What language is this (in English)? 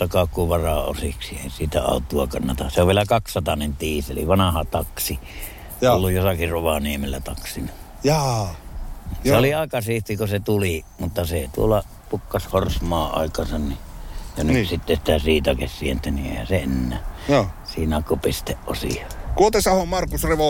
Finnish